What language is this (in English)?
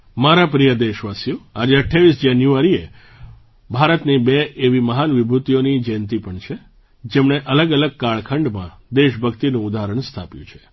Gujarati